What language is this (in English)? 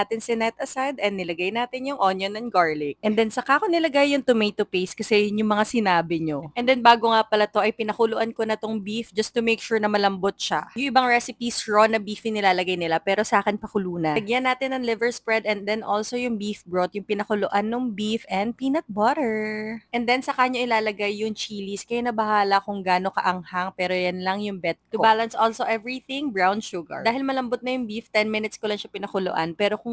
Filipino